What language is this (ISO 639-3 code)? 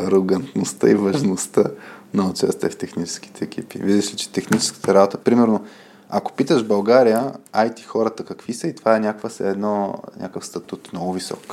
bul